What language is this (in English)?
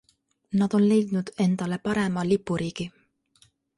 Estonian